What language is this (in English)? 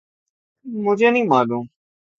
Urdu